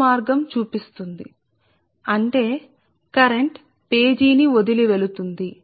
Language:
Telugu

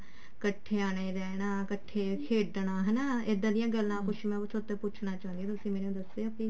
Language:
Punjabi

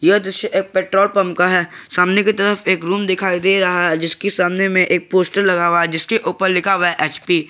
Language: Hindi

